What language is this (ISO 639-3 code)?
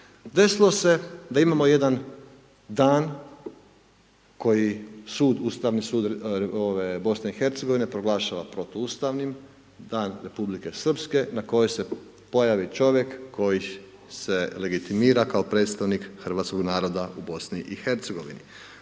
hrv